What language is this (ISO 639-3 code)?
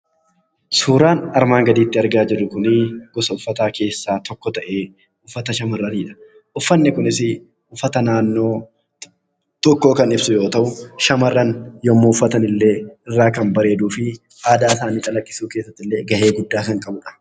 orm